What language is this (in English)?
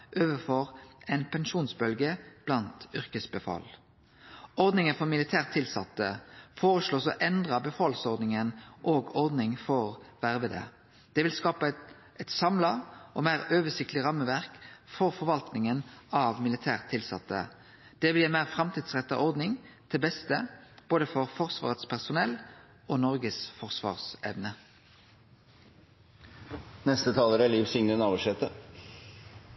Norwegian Nynorsk